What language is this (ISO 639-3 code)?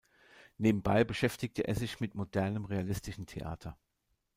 deu